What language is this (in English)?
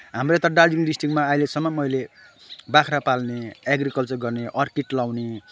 Nepali